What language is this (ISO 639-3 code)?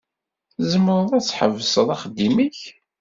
kab